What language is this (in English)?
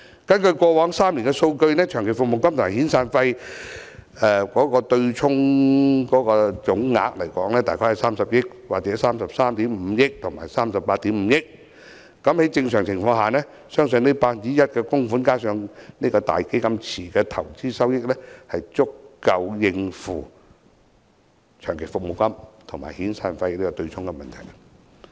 Cantonese